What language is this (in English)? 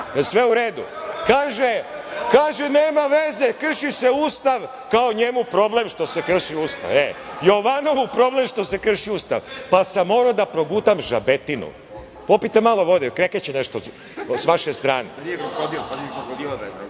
Serbian